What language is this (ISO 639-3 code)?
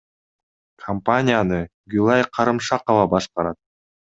kir